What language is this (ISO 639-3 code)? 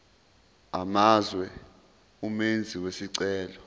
zul